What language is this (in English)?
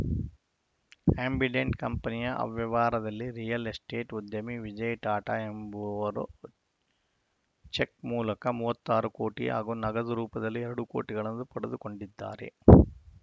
Kannada